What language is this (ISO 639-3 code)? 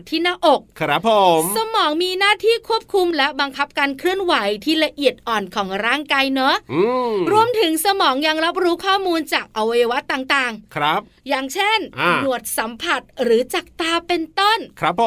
tha